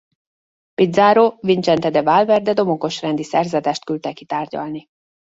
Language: Hungarian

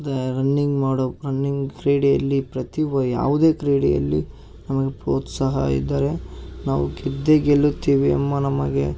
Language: Kannada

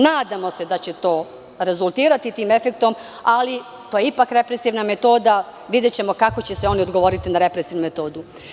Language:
Serbian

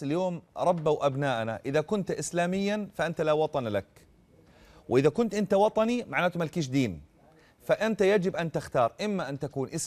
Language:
Arabic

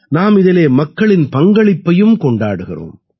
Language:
Tamil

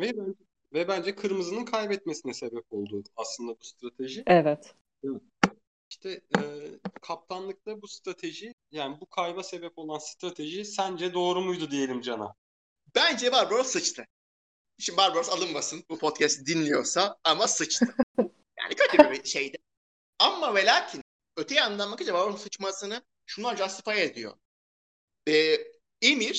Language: Turkish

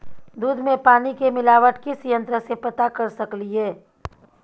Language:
Maithili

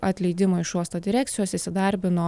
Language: Lithuanian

